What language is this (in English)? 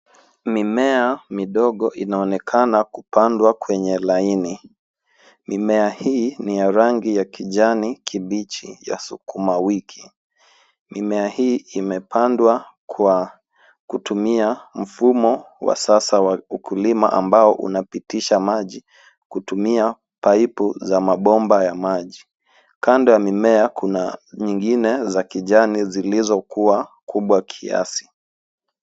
Swahili